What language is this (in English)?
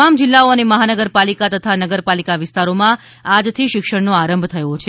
Gujarati